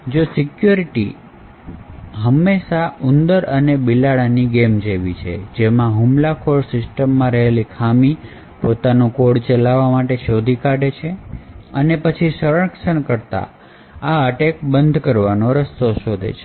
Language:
Gujarati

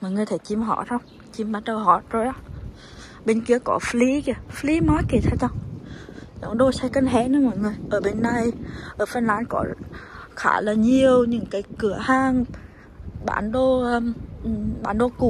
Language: Vietnamese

